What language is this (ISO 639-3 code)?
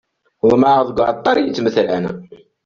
kab